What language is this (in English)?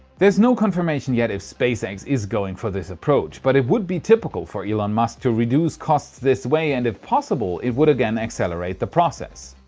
English